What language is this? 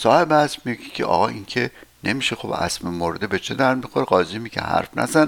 Persian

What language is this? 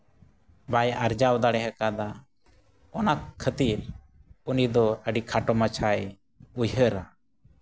Santali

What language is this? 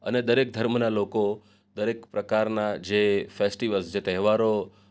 Gujarati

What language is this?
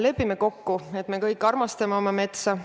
Estonian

